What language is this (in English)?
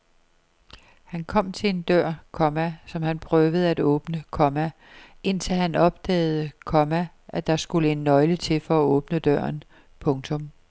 Danish